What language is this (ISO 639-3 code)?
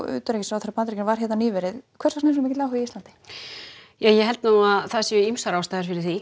isl